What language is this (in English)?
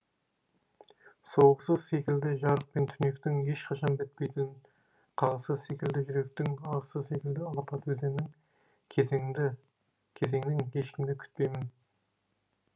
Kazakh